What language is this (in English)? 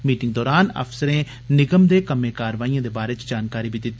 Dogri